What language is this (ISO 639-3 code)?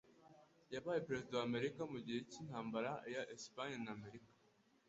kin